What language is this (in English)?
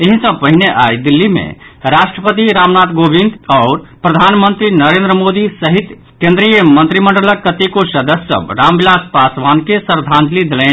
Maithili